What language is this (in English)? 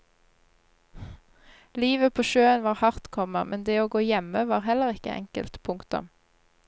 Norwegian